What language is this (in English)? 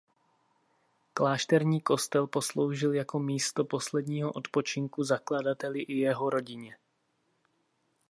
Czech